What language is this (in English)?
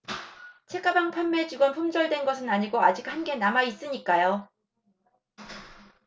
Korean